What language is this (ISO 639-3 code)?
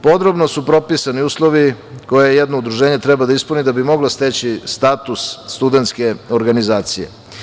srp